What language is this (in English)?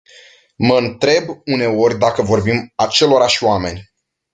Romanian